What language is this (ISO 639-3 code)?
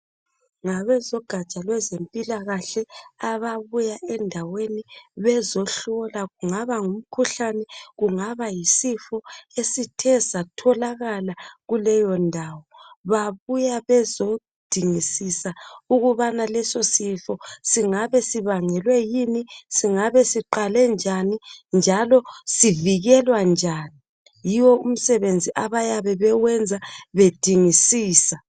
nde